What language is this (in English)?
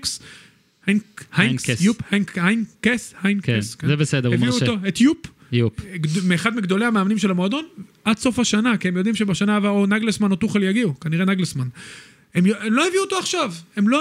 Hebrew